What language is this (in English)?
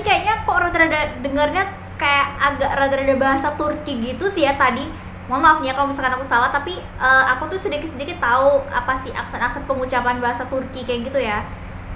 Indonesian